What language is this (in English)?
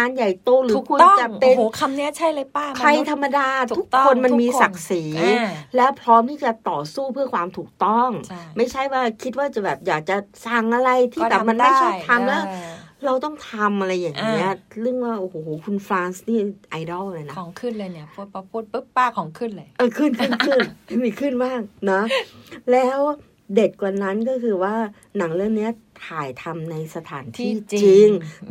Thai